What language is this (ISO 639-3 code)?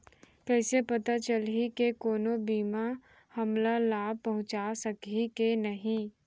hne